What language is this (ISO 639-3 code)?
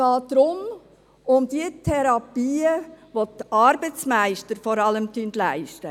gsw